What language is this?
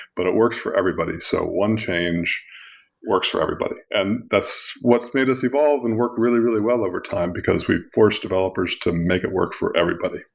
English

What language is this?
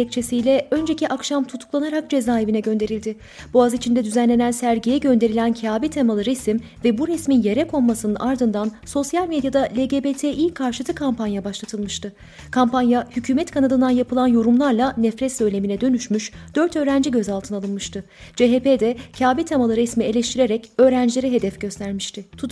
Turkish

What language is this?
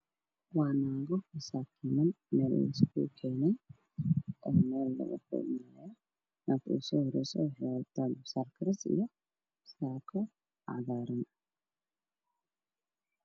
Somali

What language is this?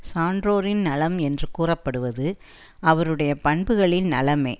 Tamil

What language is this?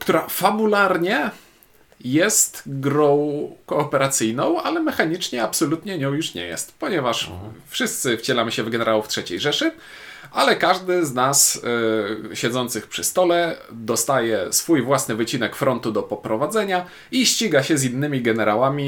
Polish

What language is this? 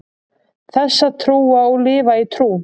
Icelandic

